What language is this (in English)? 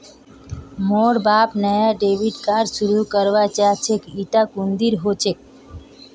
Magahi